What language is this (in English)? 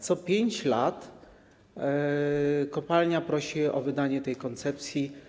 Polish